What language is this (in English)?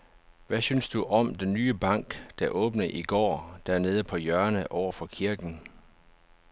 Danish